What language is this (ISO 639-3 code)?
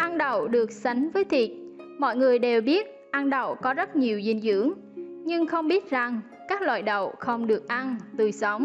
vie